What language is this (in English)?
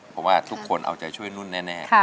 Thai